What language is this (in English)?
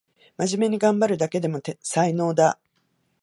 Japanese